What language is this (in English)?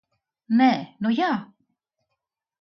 Latvian